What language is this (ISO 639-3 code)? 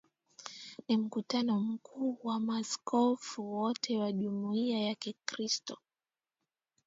swa